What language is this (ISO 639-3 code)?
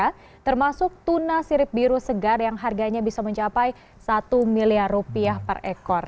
ind